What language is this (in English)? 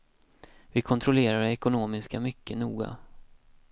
Swedish